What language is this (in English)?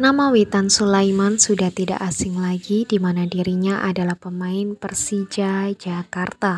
Indonesian